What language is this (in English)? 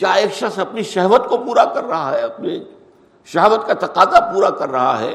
Urdu